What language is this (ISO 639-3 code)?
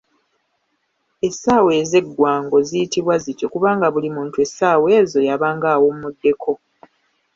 lug